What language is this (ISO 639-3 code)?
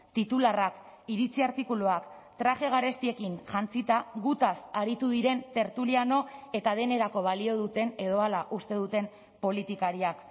eus